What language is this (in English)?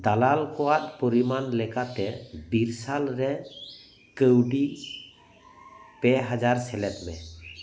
Santali